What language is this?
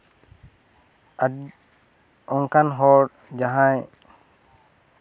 Santali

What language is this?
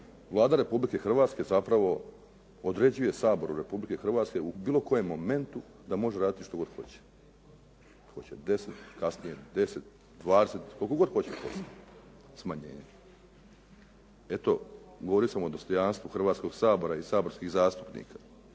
Croatian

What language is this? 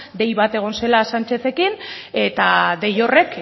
Basque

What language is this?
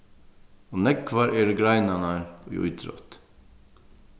Faroese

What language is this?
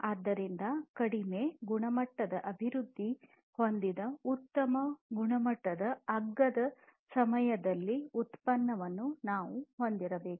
Kannada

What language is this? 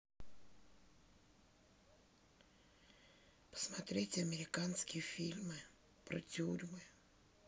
Russian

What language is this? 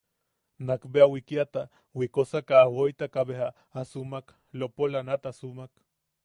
Yaqui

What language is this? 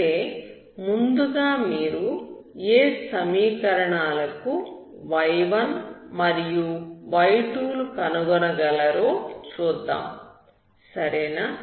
Telugu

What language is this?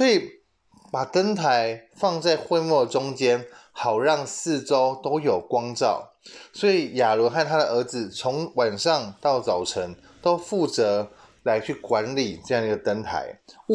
Chinese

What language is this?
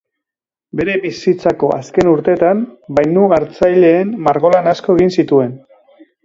Basque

